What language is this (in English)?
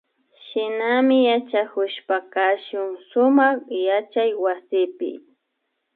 Imbabura Highland Quichua